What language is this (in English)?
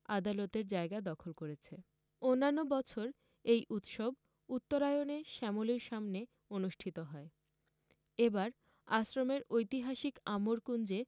Bangla